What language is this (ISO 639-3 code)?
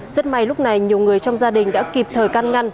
vie